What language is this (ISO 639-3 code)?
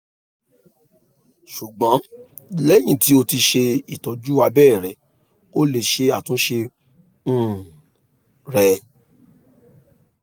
yor